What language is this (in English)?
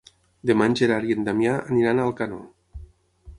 Catalan